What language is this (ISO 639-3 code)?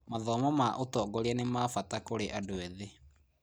kik